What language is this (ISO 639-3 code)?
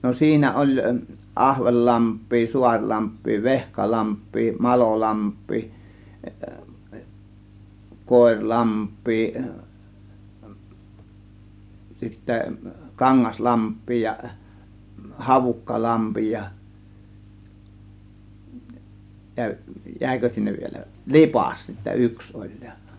fin